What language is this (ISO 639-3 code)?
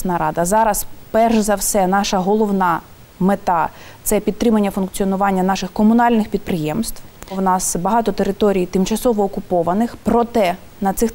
ukr